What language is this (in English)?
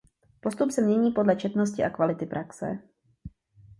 Czech